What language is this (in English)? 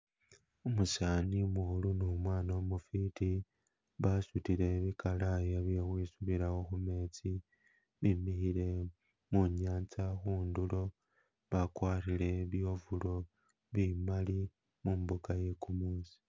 Masaaba